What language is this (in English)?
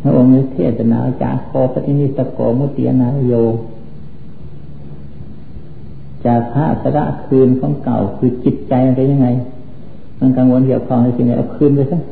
Thai